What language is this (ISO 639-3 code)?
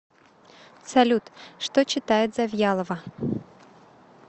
rus